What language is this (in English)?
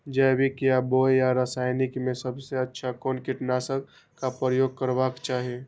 Maithili